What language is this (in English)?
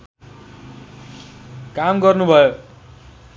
Nepali